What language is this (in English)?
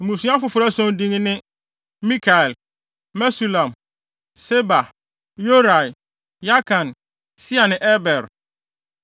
Akan